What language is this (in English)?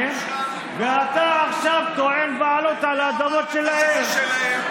Hebrew